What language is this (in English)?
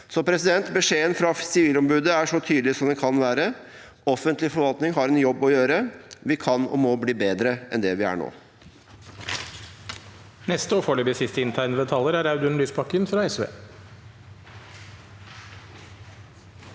Norwegian